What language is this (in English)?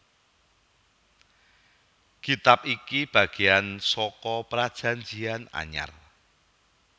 Javanese